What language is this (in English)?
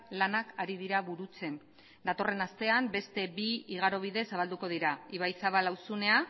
Basque